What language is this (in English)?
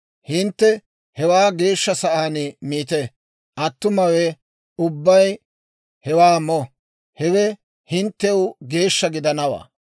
Dawro